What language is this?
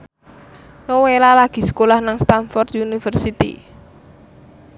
Javanese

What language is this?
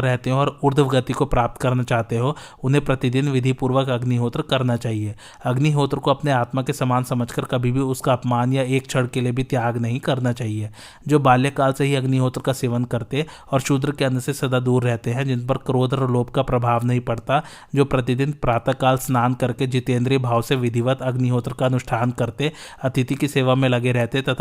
Hindi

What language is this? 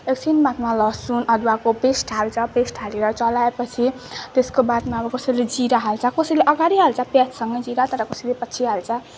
Nepali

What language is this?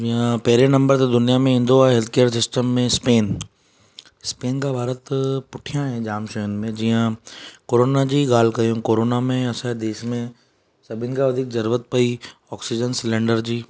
Sindhi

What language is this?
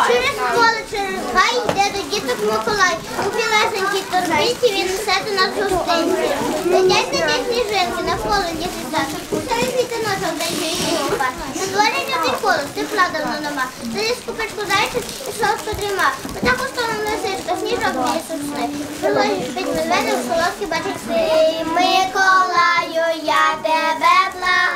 Ukrainian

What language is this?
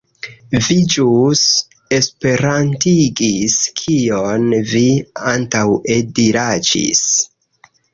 Esperanto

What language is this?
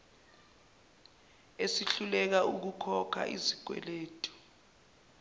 Zulu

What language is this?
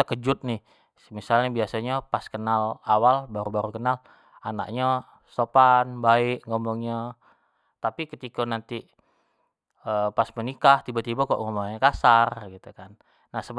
Jambi Malay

